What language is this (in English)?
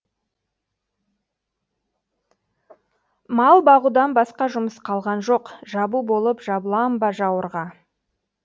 Kazakh